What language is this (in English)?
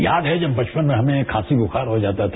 Hindi